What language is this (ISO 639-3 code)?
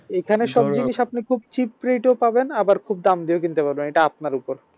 ben